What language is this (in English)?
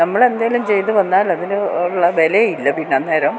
Malayalam